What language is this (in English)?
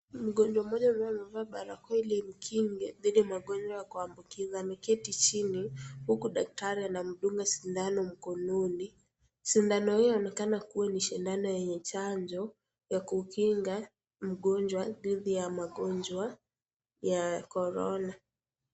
Swahili